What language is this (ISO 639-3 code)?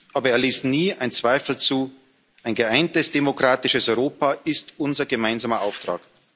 deu